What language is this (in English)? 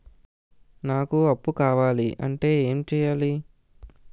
Telugu